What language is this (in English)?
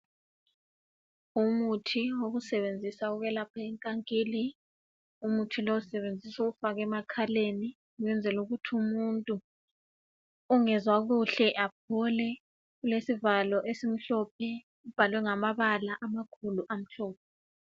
North Ndebele